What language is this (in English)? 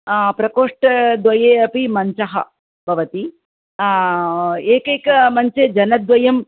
Sanskrit